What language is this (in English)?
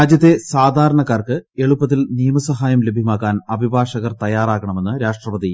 Malayalam